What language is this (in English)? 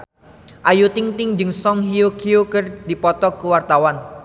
Sundanese